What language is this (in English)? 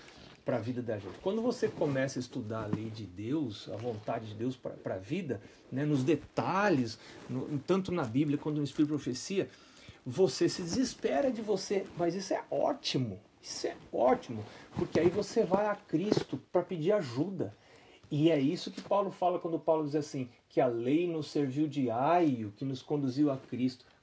Portuguese